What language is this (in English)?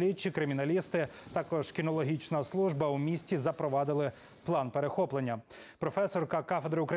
Ukrainian